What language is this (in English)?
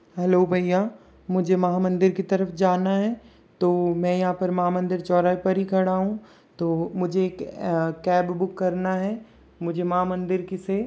Hindi